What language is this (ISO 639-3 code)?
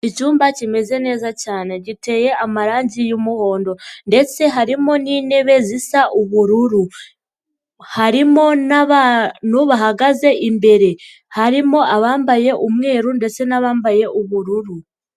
kin